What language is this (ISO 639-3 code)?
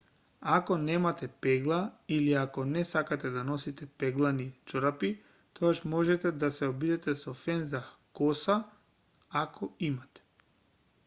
mkd